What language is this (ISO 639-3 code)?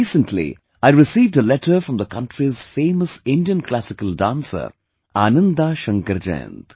eng